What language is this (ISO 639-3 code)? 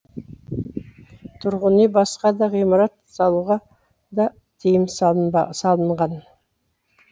kaz